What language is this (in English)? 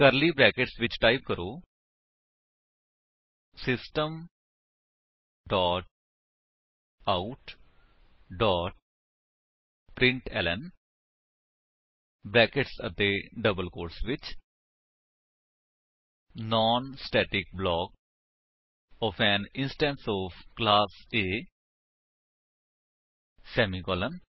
Punjabi